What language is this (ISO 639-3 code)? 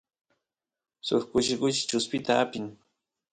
qus